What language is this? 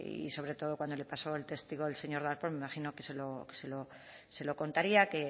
Spanish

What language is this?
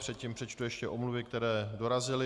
Czech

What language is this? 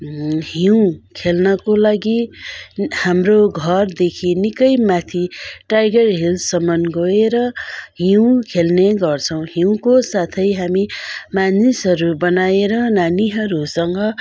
Nepali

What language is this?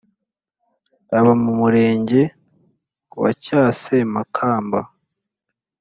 Kinyarwanda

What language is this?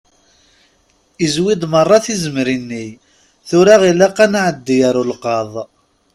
Kabyle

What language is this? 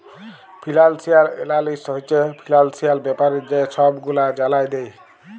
Bangla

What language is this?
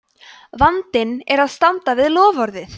Icelandic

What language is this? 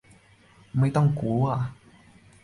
Thai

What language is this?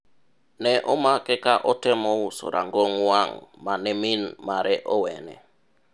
Luo (Kenya and Tanzania)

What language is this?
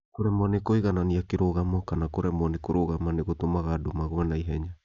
Kikuyu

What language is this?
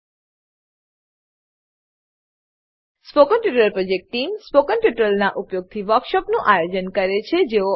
Gujarati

